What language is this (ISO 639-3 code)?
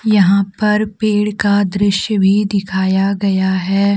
hin